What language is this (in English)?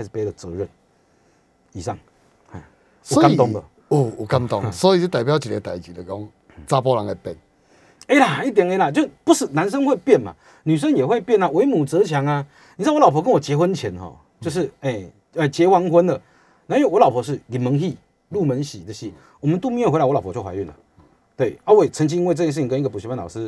Chinese